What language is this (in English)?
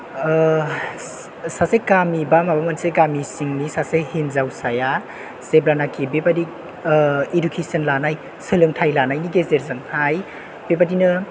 Bodo